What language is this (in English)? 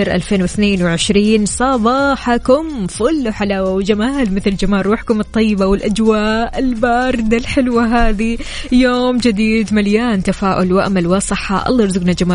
Arabic